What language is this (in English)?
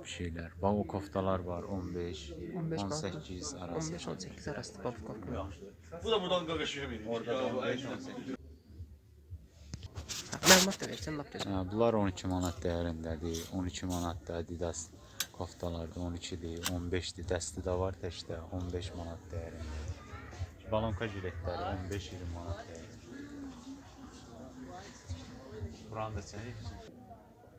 Turkish